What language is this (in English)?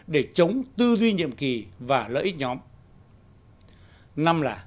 Vietnamese